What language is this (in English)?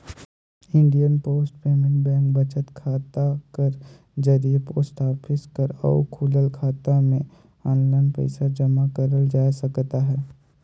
Chhattisgarhi